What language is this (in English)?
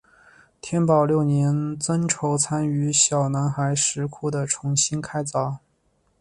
Chinese